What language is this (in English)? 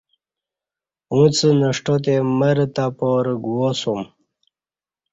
Kati